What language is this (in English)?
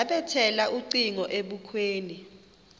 Xhosa